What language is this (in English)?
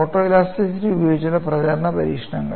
Malayalam